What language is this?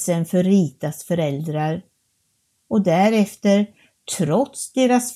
Swedish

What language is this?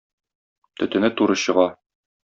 Tatar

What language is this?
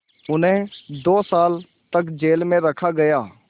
Hindi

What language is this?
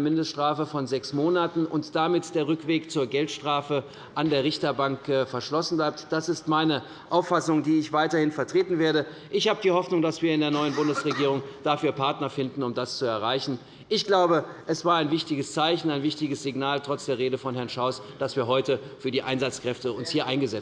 German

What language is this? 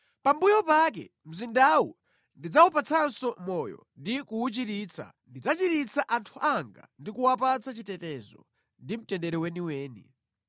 Nyanja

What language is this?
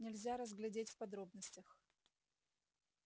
Russian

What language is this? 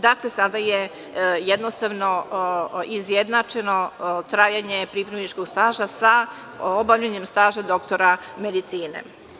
Serbian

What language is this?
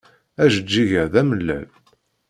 Kabyle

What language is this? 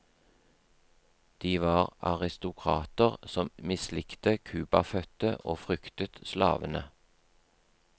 Norwegian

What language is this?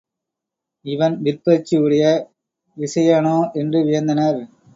Tamil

